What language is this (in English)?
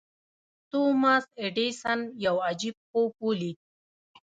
Pashto